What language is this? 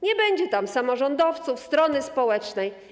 Polish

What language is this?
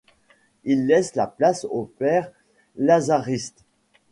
French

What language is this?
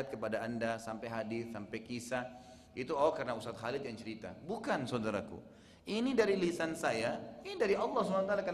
Indonesian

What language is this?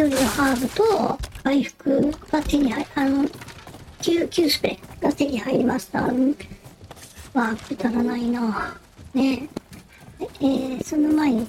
Japanese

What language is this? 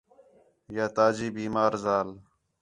Khetrani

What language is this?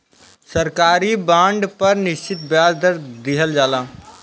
Bhojpuri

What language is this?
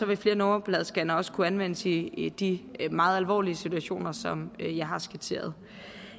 Danish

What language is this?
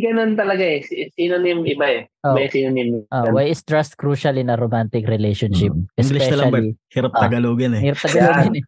Filipino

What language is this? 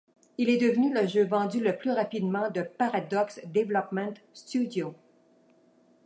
French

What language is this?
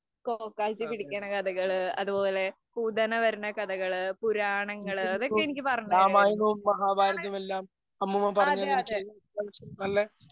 Malayalam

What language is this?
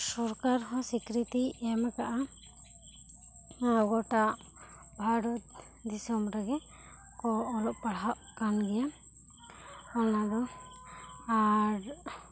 Santali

